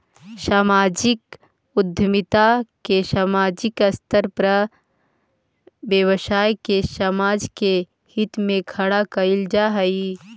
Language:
Magahi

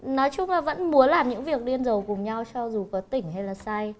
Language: Vietnamese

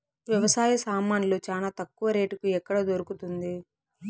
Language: Telugu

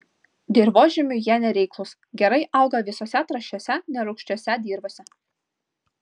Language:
Lithuanian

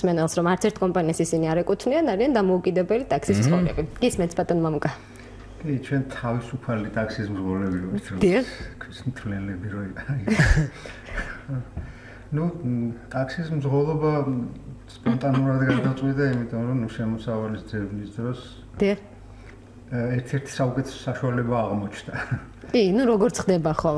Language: German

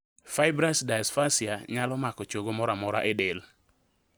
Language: Luo (Kenya and Tanzania)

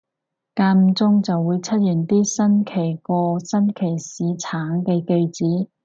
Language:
Cantonese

